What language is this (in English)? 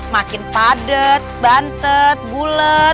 Indonesian